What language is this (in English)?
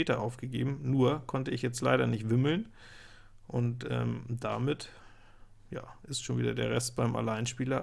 German